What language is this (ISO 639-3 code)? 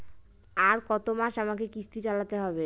ben